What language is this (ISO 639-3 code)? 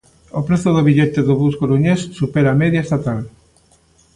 glg